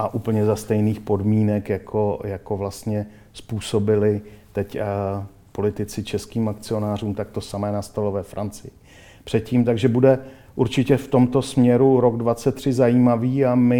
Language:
Czech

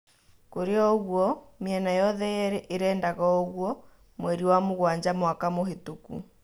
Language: Kikuyu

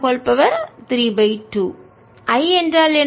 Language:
Tamil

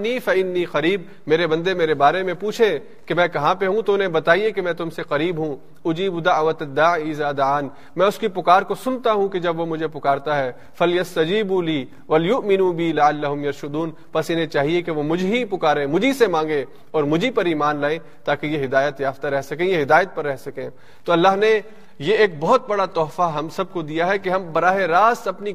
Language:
Urdu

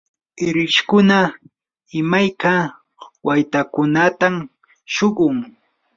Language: Yanahuanca Pasco Quechua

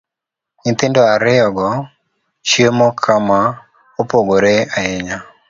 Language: Luo (Kenya and Tanzania)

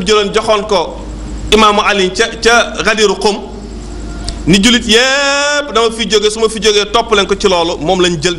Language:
French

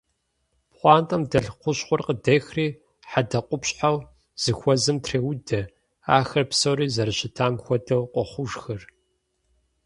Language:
Kabardian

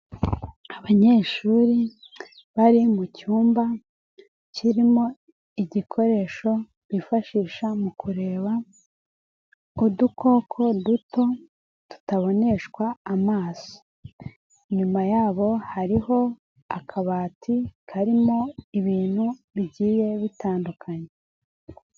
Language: Kinyarwanda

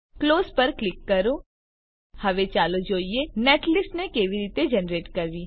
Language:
Gujarati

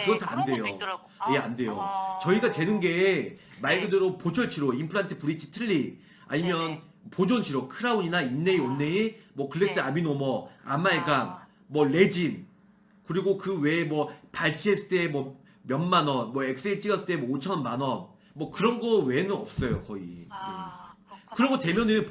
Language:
Korean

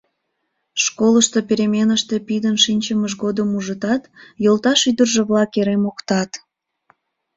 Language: Mari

